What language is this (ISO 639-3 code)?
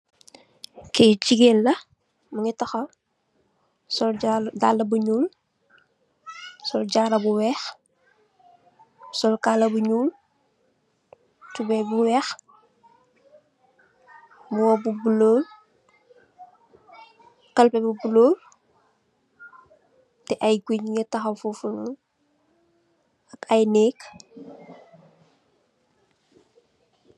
wol